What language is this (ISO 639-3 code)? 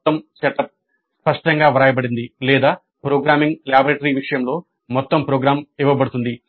tel